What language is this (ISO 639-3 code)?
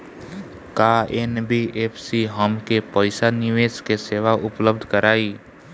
bho